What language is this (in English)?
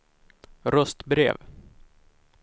Swedish